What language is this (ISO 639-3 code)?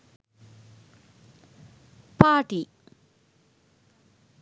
sin